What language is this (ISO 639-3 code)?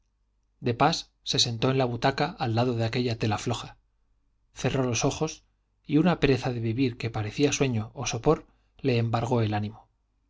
spa